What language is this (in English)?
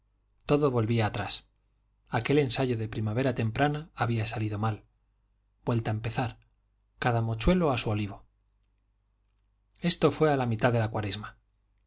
Spanish